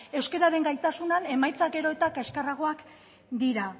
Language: Basque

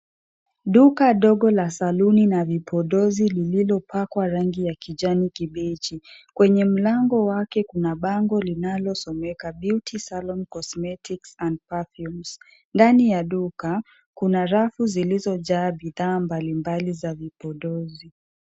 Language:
Swahili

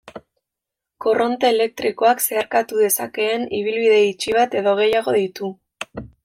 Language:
Basque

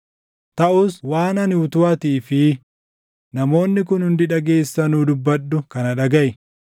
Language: Oromo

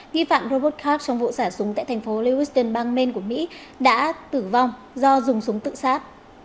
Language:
Vietnamese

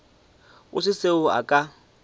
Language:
Northern Sotho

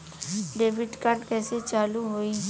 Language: Bhojpuri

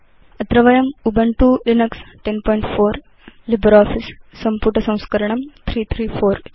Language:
Sanskrit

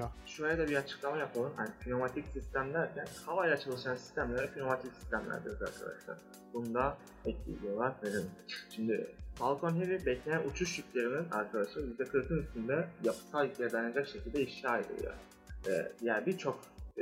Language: Turkish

